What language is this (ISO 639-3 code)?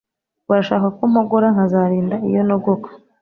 kin